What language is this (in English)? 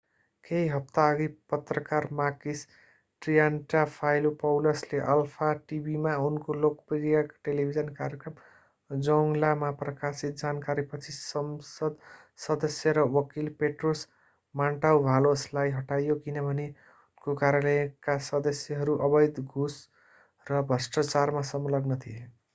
Nepali